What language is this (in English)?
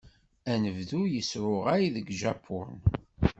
Kabyle